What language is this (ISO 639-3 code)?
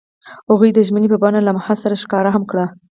pus